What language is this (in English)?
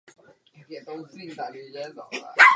Czech